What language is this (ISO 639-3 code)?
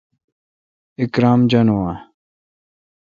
xka